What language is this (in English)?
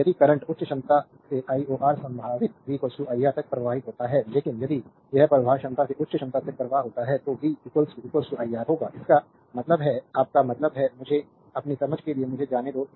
Hindi